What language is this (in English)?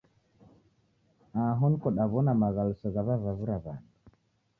Taita